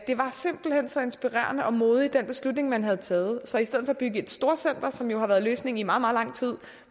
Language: Danish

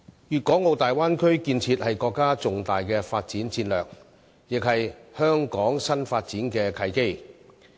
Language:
Cantonese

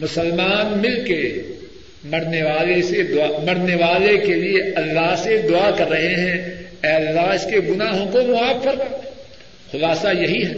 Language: Urdu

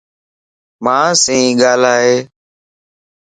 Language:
Lasi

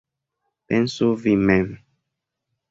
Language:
Esperanto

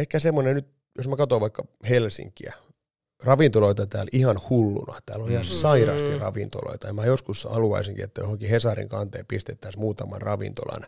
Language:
Finnish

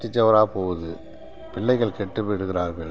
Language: Tamil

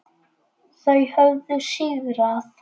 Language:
Icelandic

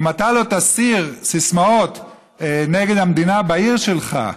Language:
Hebrew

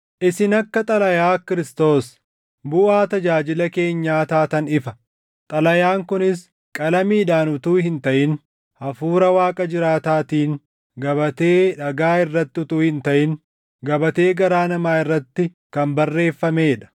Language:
Oromo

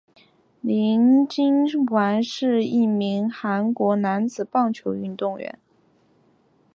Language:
Chinese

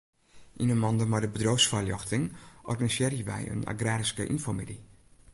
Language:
Western Frisian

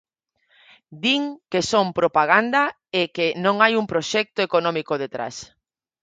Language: Galician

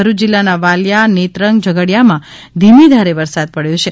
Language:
Gujarati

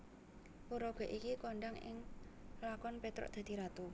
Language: Javanese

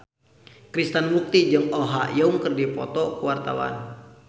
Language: Sundanese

